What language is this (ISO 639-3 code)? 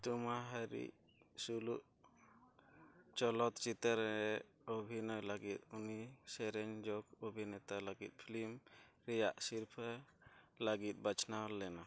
sat